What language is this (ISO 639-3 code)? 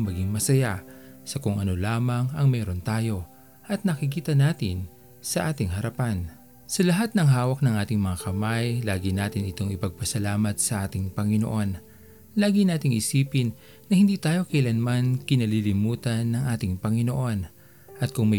fil